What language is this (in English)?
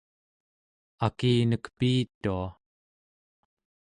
Central Yupik